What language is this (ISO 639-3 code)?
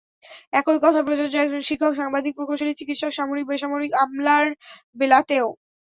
ben